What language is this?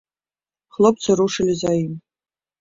Belarusian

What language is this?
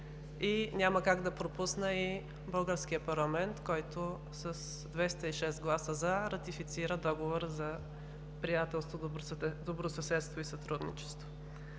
Bulgarian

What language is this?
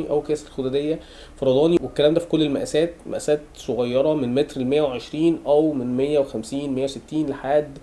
Arabic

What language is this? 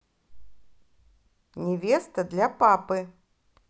Russian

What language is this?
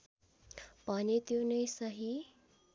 Nepali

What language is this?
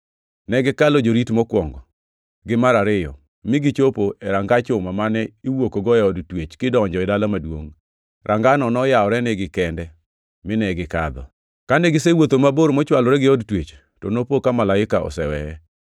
Luo (Kenya and Tanzania)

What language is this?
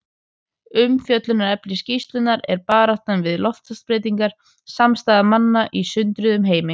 Icelandic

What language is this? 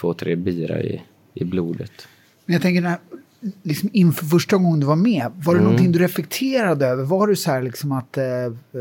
Swedish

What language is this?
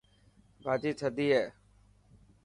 Dhatki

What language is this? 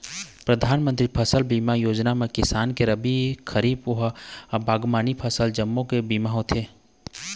Chhattisgarhi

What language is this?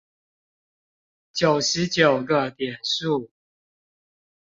Chinese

